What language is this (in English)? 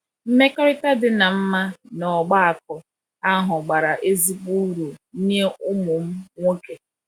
Igbo